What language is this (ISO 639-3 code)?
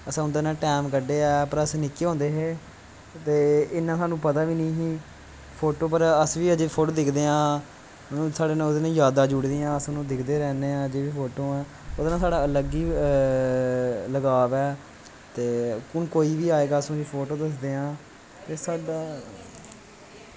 doi